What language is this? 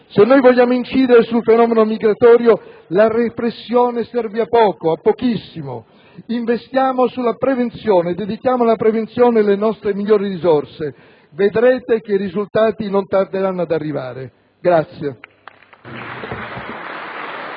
Italian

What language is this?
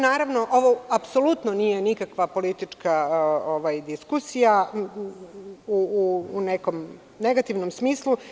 Serbian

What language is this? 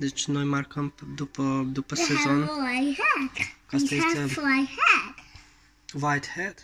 Romanian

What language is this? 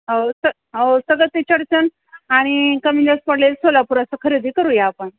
Marathi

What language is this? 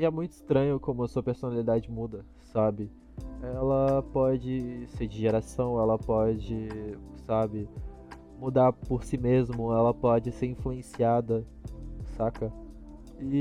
Portuguese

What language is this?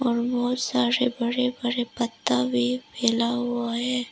Hindi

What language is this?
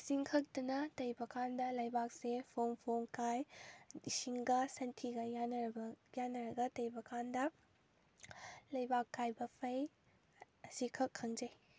Manipuri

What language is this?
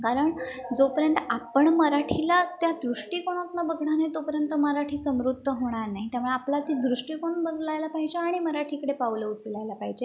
Marathi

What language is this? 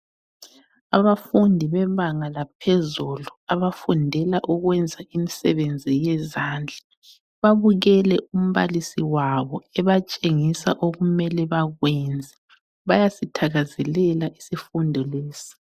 North Ndebele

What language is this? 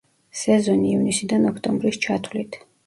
Georgian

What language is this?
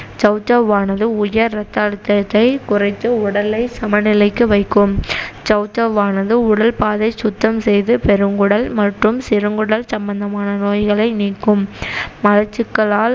Tamil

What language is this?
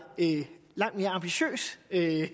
Danish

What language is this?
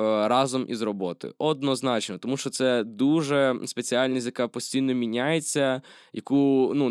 Ukrainian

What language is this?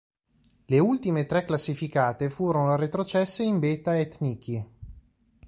Italian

